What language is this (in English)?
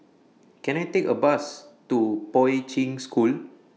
English